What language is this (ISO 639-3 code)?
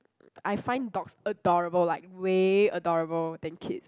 eng